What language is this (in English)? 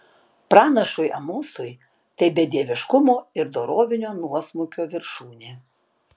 Lithuanian